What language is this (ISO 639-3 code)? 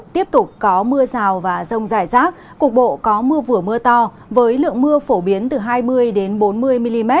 vie